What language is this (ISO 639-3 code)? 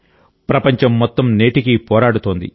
tel